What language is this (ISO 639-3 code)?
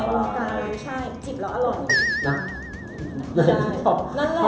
tha